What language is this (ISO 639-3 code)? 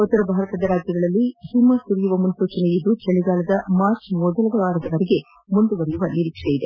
kan